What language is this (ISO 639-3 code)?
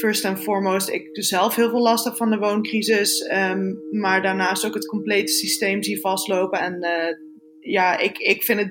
nld